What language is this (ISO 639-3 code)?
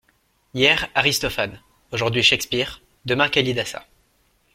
fra